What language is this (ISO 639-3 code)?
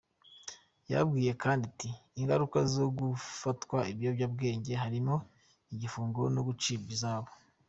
kin